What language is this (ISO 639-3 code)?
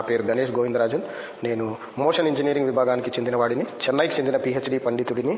tel